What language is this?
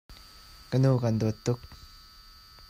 Hakha Chin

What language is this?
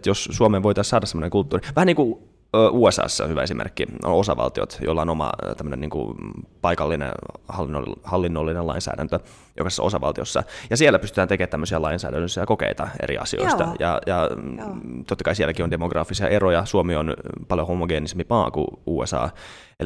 Finnish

